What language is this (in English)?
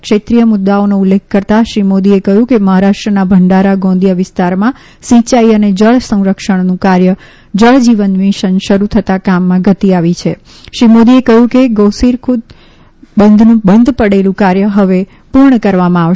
Gujarati